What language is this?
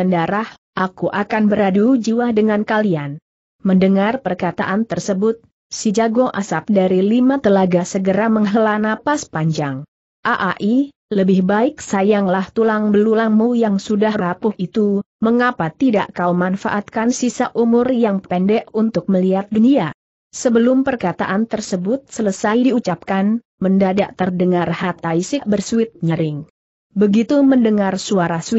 Indonesian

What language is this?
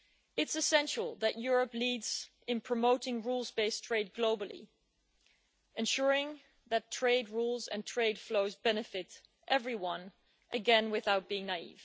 English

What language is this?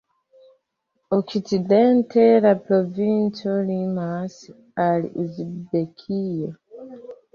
Esperanto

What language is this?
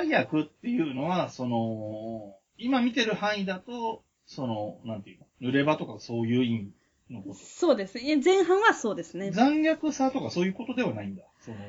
Japanese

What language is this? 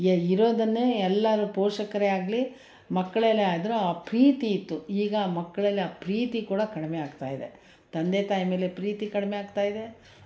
Kannada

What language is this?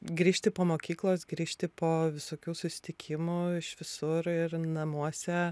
Lithuanian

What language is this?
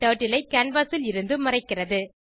Tamil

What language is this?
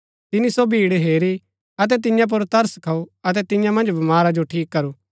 Gaddi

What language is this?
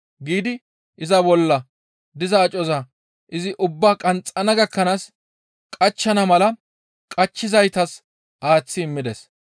Gamo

